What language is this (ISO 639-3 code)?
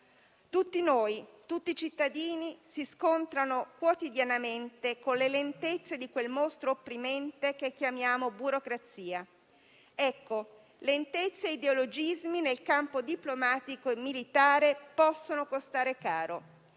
ita